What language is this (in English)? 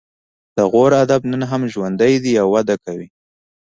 Pashto